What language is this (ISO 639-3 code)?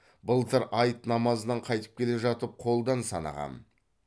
kaz